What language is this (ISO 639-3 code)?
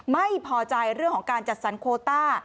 tha